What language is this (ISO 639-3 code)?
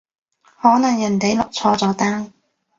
yue